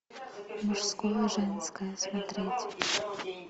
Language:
Russian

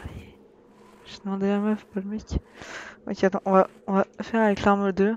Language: French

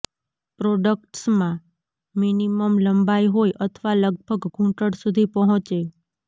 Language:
Gujarati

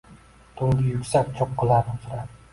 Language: Uzbek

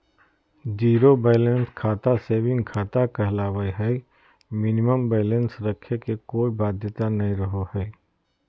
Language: Magahi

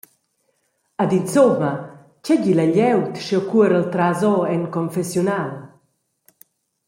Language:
Romansh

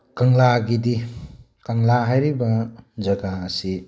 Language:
Manipuri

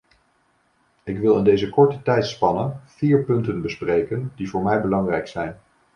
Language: Dutch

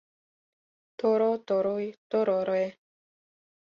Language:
Mari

